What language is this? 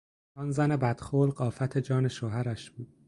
Persian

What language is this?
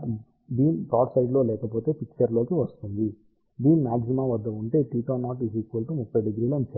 Telugu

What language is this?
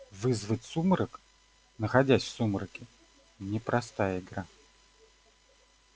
Russian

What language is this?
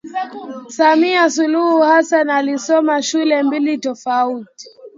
Swahili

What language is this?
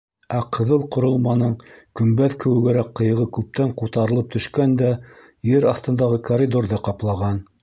Bashkir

